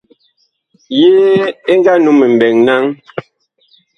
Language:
Bakoko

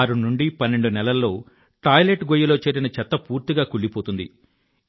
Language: Telugu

